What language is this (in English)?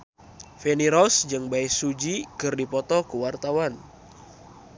Sundanese